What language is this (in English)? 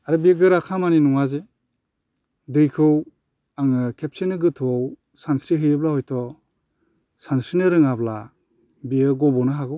Bodo